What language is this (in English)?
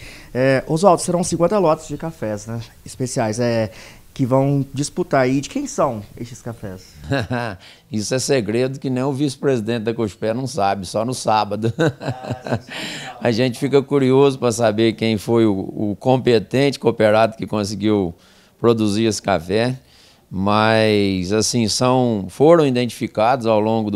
Portuguese